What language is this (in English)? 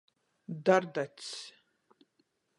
Latgalian